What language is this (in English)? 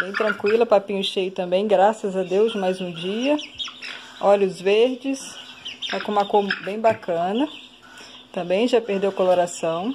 Portuguese